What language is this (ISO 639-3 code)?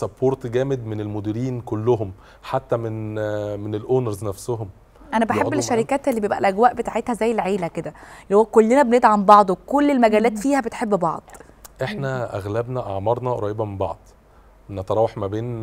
ara